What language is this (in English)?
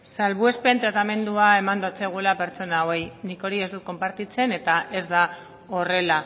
Basque